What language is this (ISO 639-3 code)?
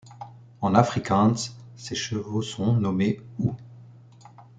fra